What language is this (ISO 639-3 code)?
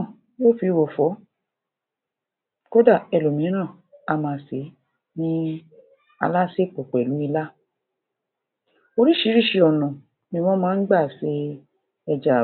yor